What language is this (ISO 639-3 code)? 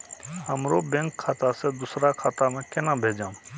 mai